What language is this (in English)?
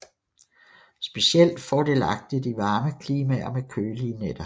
Danish